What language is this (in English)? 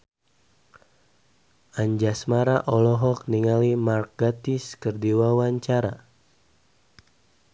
Sundanese